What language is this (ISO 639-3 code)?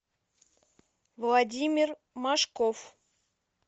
rus